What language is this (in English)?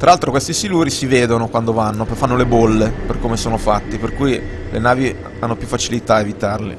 Italian